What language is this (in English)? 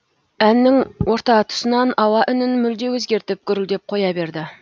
Kazakh